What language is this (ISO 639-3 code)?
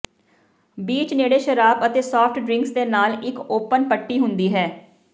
pan